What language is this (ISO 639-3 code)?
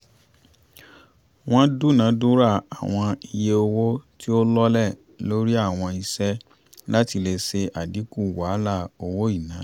yor